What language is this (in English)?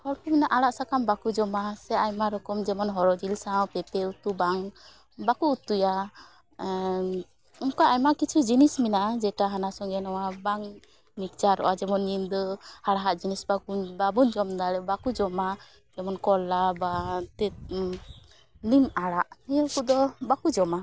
Santali